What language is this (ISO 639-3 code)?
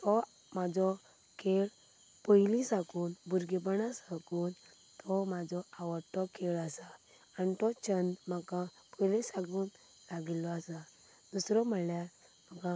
kok